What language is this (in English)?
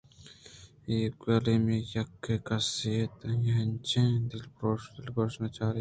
Eastern Balochi